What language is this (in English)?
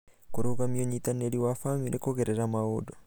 Kikuyu